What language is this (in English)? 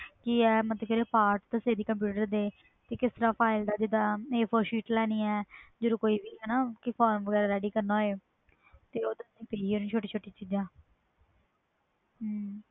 Punjabi